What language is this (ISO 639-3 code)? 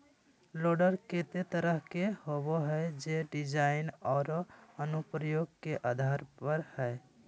mag